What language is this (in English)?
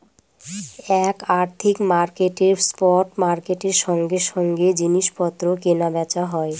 Bangla